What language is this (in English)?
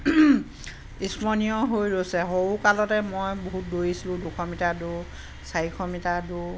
Assamese